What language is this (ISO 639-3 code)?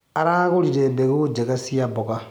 kik